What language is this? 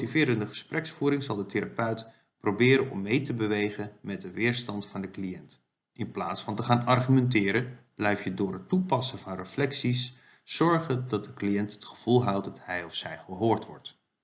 Dutch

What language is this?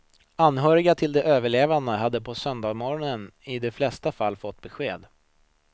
Swedish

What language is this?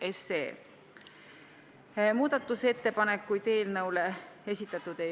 Estonian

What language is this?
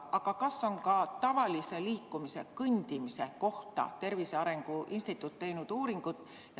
Estonian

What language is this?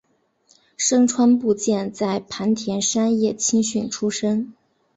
Chinese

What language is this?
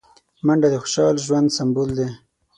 Pashto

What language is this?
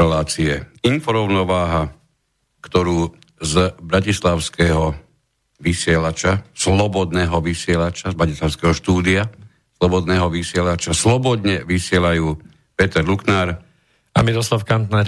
Slovak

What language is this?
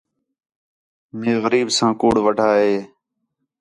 Khetrani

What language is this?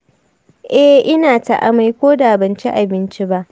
Hausa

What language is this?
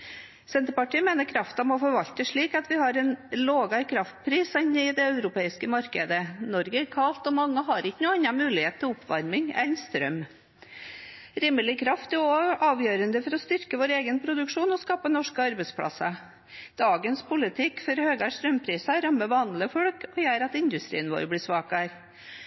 Norwegian Bokmål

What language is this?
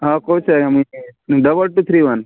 Odia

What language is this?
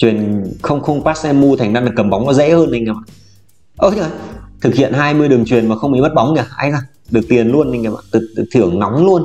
Vietnamese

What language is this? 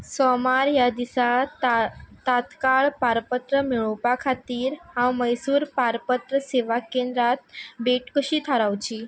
Konkani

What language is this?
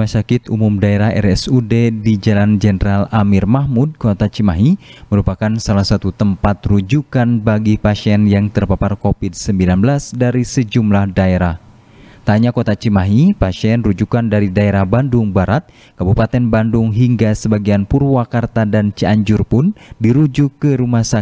Indonesian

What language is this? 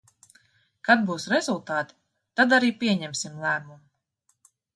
Latvian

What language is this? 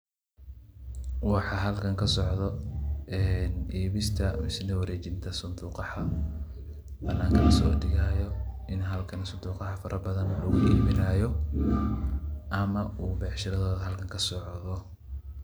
Somali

